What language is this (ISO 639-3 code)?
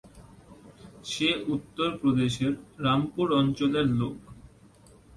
ben